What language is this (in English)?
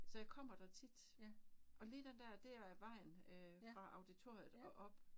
Danish